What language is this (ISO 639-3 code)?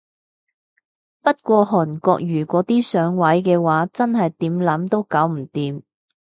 yue